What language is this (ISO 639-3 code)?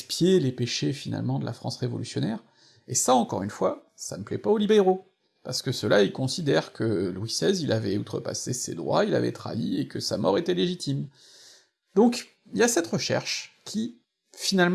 fra